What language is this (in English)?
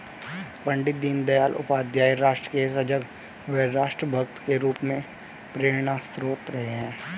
Hindi